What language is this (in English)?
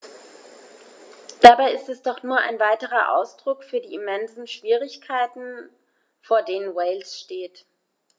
German